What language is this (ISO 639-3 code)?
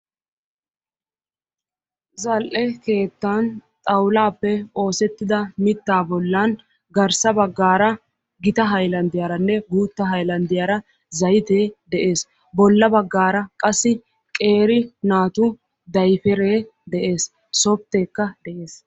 wal